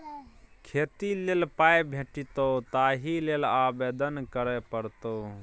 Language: Maithili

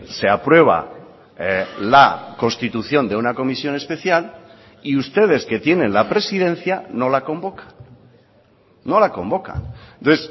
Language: Spanish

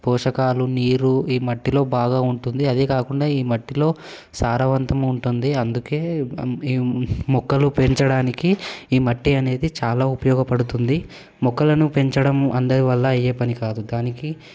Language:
Telugu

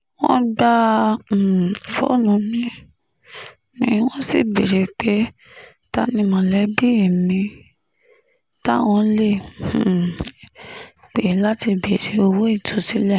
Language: Yoruba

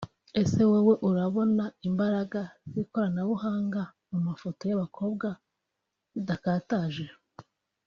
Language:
Kinyarwanda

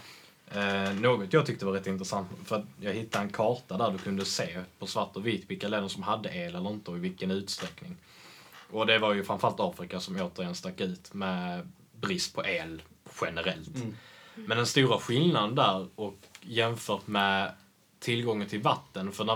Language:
Swedish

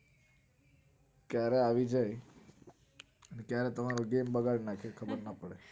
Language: Gujarati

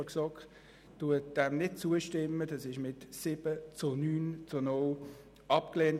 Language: Swiss German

